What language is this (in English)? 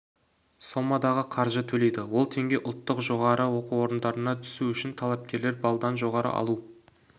Kazakh